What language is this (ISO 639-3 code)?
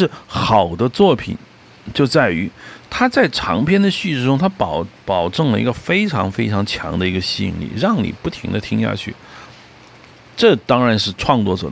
zho